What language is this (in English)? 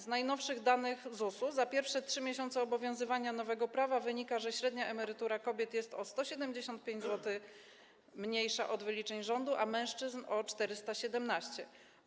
Polish